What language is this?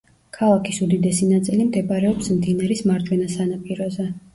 Georgian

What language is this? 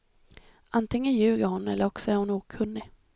Swedish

